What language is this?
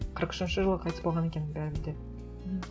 Kazakh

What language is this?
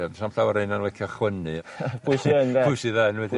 Welsh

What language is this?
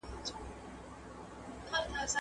Pashto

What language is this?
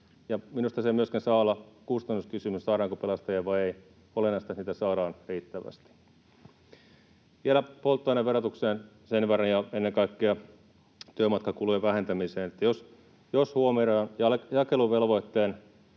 Finnish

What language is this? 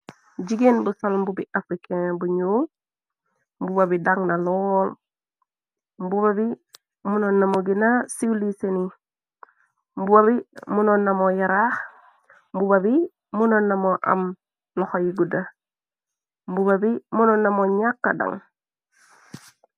Wolof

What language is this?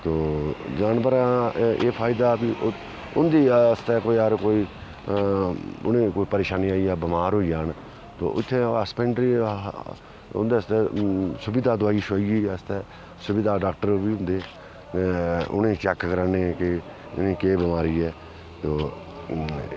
Dogri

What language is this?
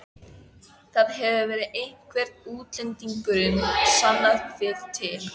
Icelandic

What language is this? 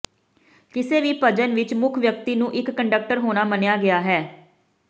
Punjabi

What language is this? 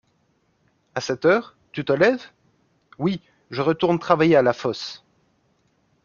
French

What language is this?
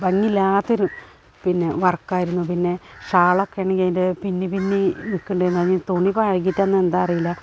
Malayalam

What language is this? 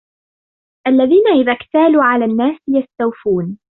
Arabic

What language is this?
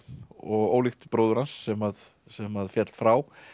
Icelandic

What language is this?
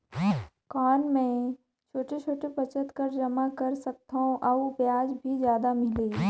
Chhattisgarhi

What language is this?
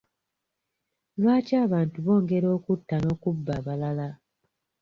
Ganda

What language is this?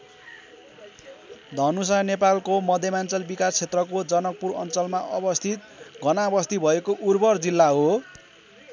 Nepali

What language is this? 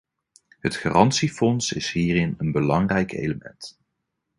Dutch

